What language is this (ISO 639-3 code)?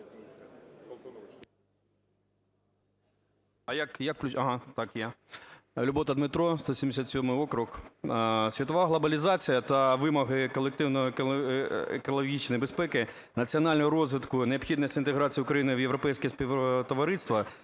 ukr